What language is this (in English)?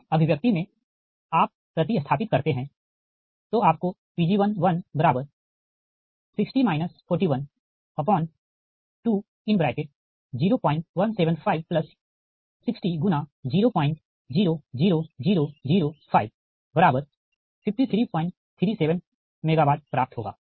Hindi